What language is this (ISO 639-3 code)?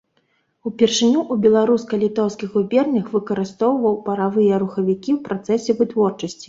bel